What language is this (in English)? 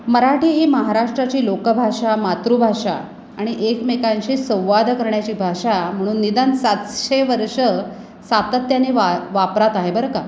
Marathi